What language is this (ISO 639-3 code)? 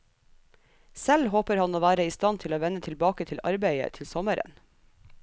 nor